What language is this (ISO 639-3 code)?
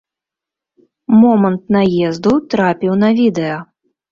bel